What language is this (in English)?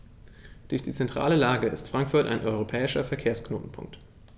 German